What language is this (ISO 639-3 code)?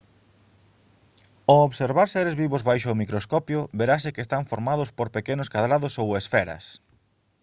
glg